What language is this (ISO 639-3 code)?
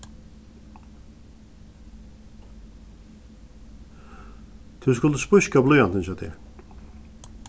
fao